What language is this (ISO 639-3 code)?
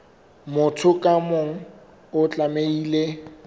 sot